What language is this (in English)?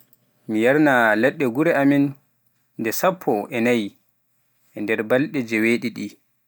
Pular